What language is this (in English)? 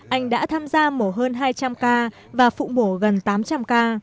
Vietnamese